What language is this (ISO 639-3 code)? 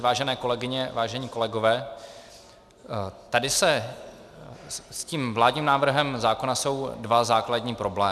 ces